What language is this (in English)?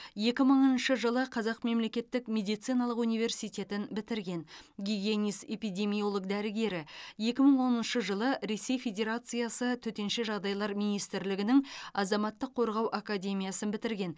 Kazakh